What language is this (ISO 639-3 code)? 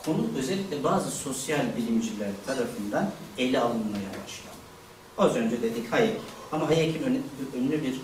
tur